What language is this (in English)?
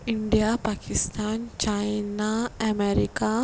Konkani